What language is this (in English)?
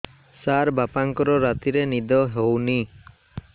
Odia